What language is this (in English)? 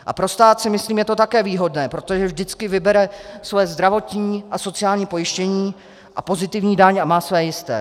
Czech